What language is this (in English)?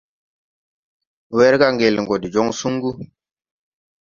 Tupuri